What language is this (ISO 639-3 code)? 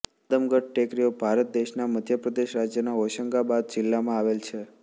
guj